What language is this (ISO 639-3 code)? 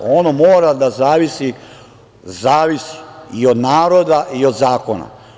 srp